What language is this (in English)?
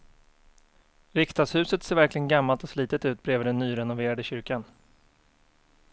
Swedish